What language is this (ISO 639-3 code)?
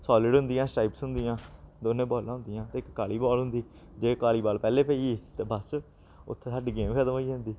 doi